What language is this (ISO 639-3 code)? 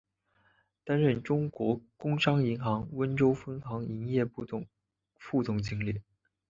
zho